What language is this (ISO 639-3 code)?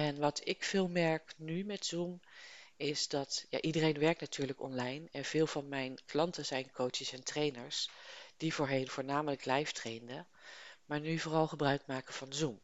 nld